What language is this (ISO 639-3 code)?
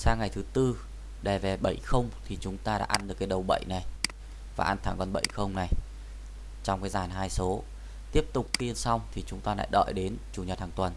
vie